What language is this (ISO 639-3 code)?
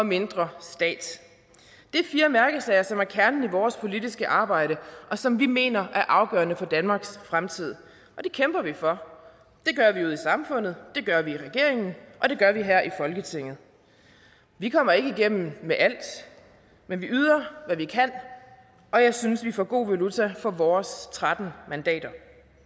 dan